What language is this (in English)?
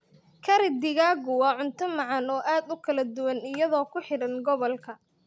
Somali